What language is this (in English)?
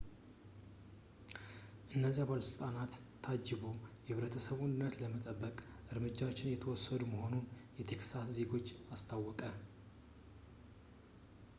Amharic